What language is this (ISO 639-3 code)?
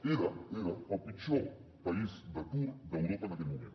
cat